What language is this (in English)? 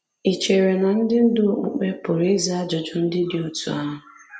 Igbo